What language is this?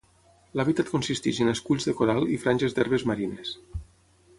Catalan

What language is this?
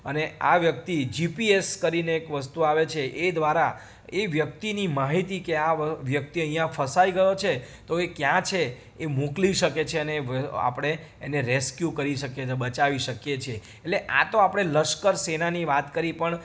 Gujarati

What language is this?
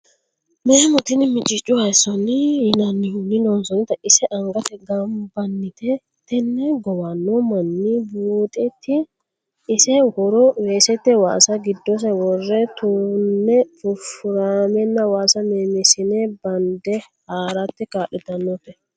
Sidamo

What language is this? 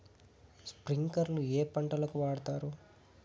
Telugu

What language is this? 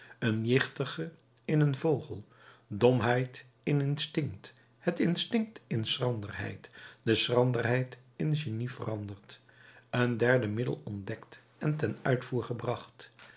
Dutch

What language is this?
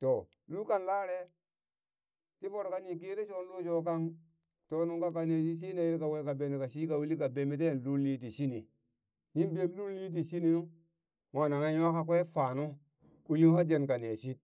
Burak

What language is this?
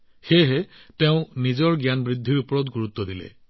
Assamese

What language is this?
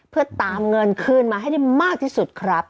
Thai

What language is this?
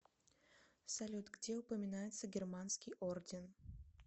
Russian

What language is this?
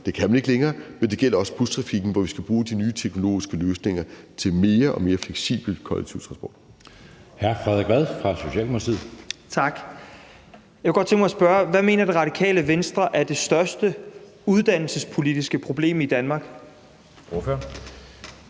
Danish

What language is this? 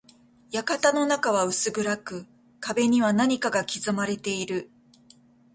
Japanese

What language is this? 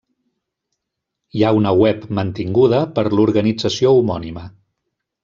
Catalan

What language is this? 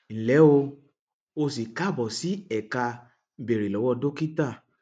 Yoruba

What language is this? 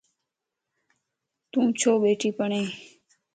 Lasi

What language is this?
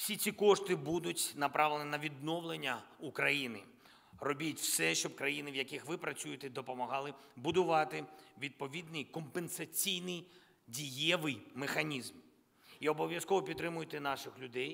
Ukrainian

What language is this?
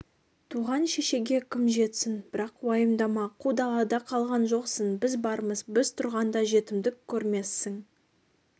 Kazakh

